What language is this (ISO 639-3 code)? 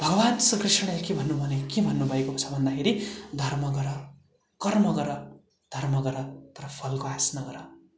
nep